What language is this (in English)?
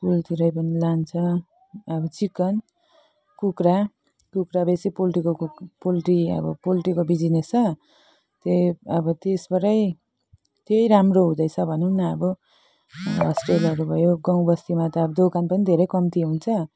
Nepali